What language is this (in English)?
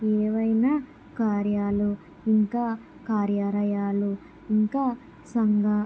Telugu